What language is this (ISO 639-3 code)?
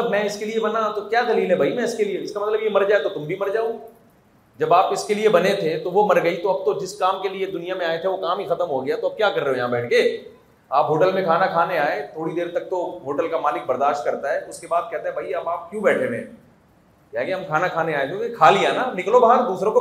urd